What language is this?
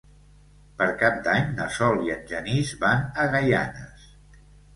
Catalan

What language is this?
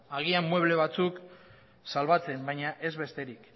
Basque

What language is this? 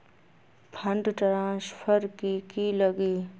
Magahi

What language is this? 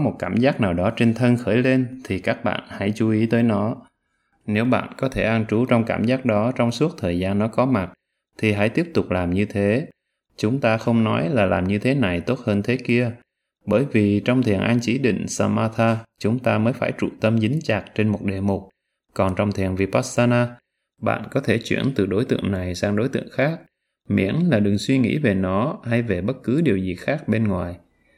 Vietnamese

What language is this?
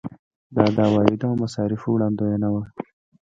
Pashto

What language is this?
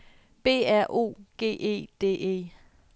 Danish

